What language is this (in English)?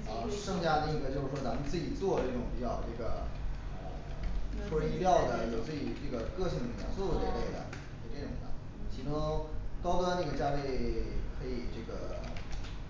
Chinese